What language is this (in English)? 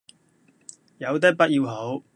Cantonese